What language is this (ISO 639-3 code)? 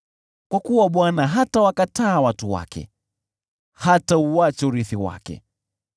swa